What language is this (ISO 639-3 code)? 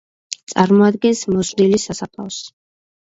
kat